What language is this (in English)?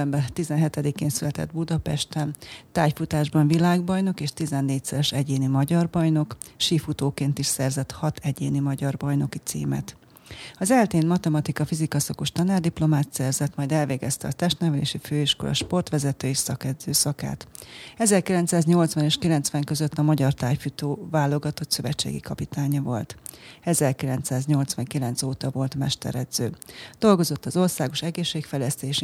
Hungarian